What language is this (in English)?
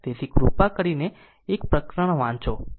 Gujarati